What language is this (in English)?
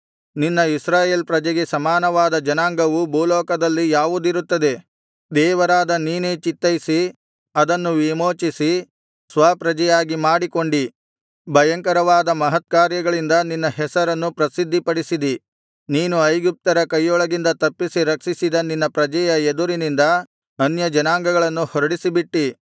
Kannada